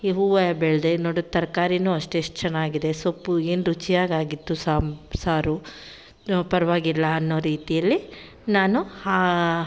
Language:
Kannada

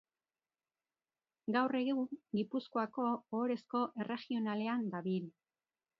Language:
Basque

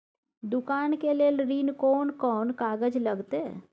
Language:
Maithili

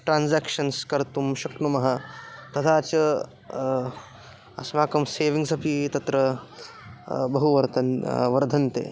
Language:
Sanskrit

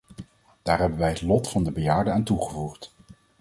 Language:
Dutch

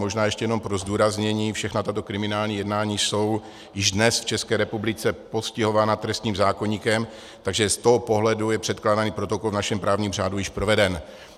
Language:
Czech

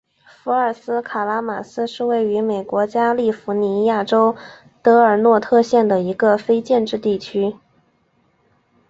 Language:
Chinese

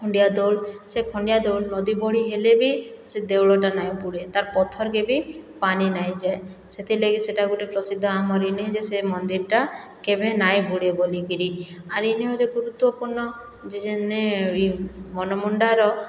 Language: Odia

